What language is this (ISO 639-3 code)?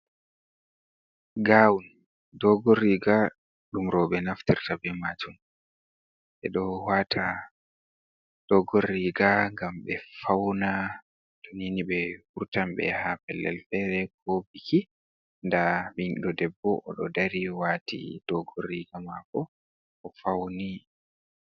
ful